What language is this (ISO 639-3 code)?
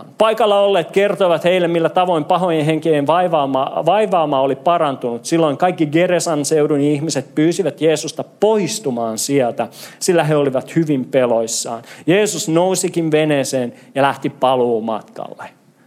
fin